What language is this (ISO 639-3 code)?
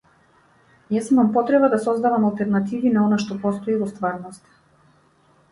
mkd